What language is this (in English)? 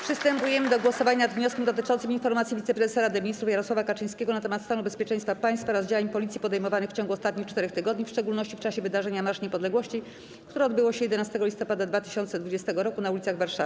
Polish